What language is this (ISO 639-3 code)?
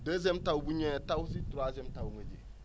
wol